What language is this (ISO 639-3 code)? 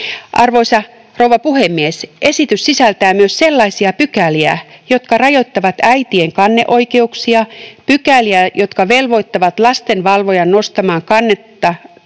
fin